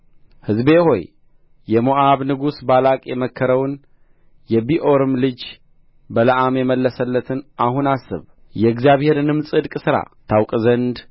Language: Amharic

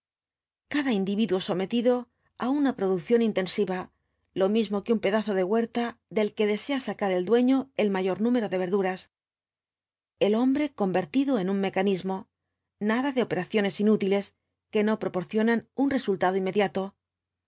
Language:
Spanish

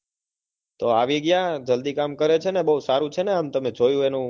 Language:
Gujarati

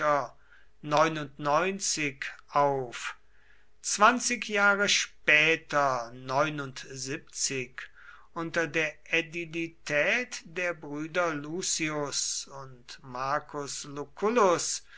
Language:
German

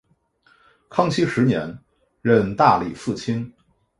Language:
Chinese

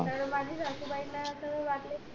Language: Marathi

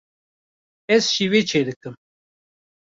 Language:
Kurdish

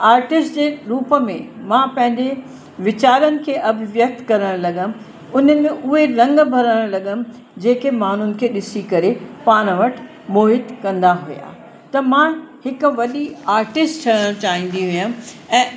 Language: Sindhi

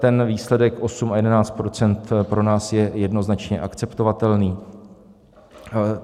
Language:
Czech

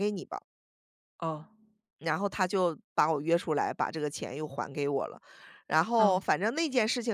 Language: Chinese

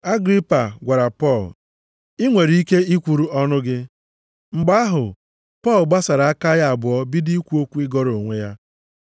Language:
Igbo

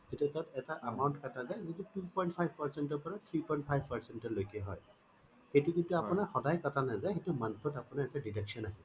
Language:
Assamese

